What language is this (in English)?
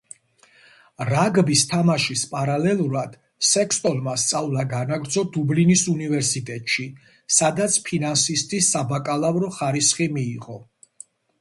Georgian